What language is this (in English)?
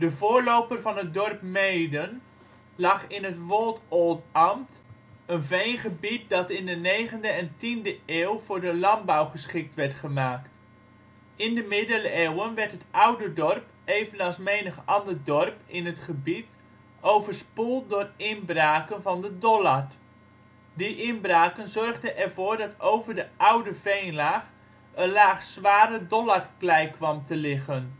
Dutch